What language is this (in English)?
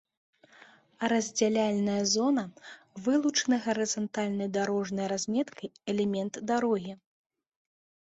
Belarusian